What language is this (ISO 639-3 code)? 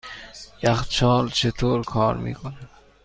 fas